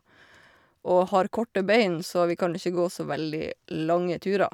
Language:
Norwegian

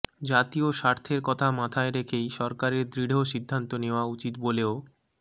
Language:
Bangla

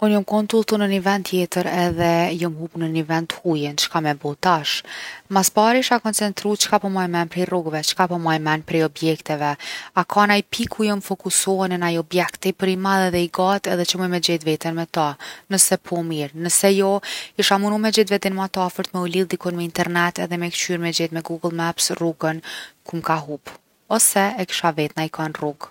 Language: Gheg Albanian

